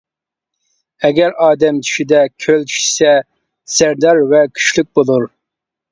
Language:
Uyghur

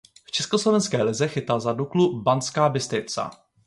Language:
Czech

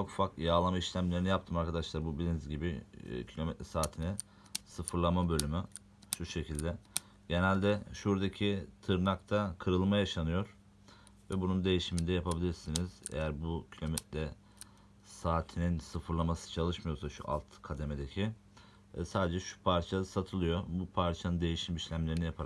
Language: Turkish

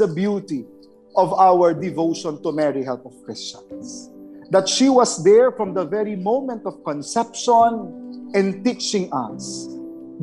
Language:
Filipino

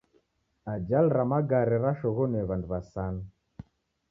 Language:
Taita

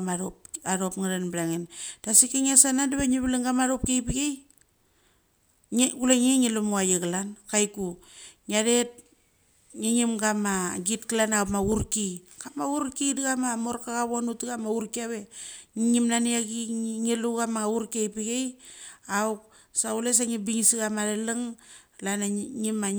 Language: Mali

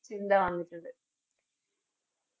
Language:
Malayalam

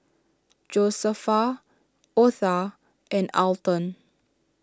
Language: English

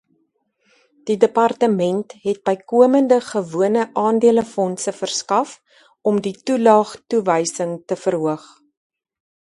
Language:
Afrikaans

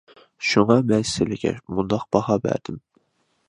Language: Uyghur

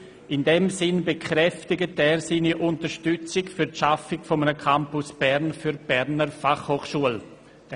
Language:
Swiss German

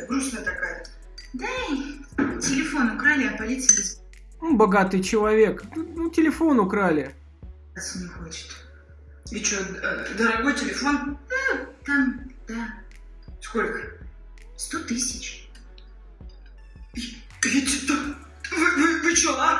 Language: Russian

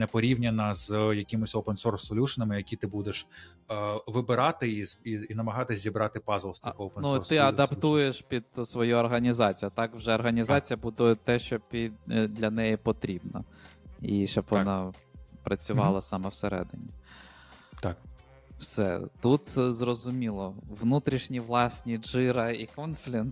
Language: Ukrainian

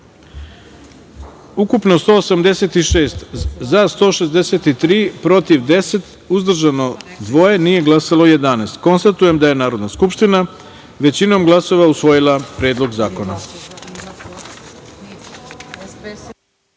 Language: Serbian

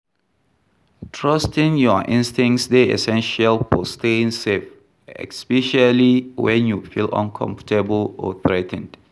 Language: Nigerian Pidgin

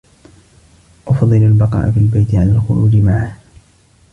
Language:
Arabic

